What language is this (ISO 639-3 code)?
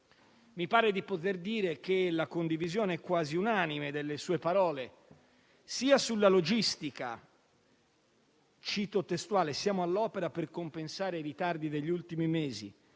ita